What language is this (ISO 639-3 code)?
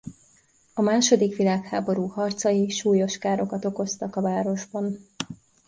hun